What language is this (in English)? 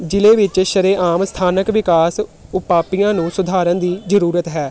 Punjabi